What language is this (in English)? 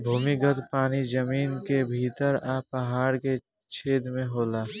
Bhojpuri